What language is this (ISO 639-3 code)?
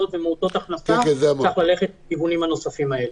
heb